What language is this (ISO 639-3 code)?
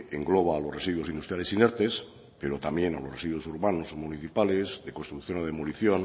spa